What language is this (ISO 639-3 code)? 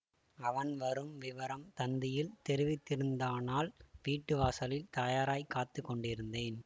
tam